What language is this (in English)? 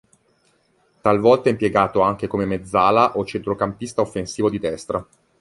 Italian